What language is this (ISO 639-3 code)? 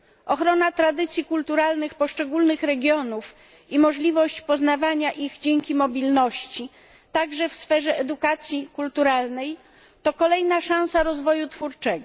pol